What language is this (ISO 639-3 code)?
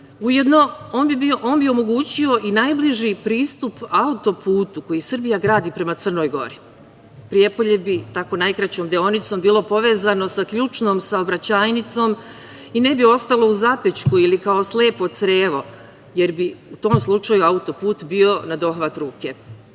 srp